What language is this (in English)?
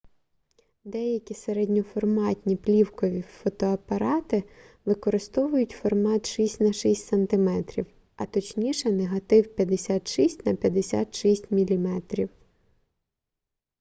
Ukrainian